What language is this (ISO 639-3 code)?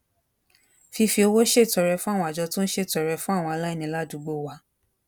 yor